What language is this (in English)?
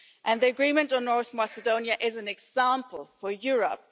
English